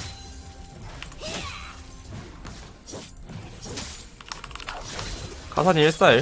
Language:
Korean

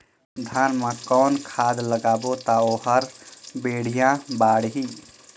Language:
Chhattisgarhi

